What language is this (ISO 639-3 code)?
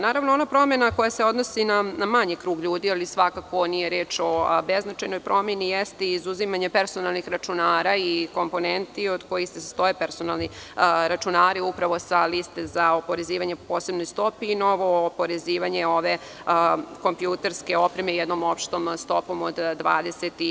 srp